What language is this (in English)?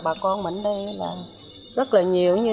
Vietnamese